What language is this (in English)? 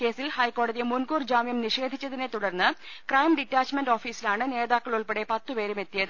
Malayalam